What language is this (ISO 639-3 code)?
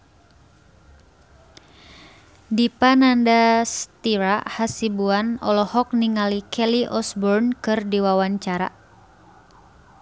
sun